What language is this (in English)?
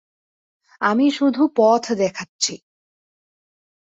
Bangla